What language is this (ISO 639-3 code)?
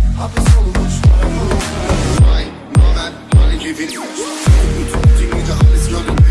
tur